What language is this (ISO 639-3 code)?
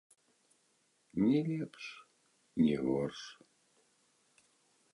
bel